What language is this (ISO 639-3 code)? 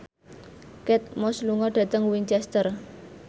jav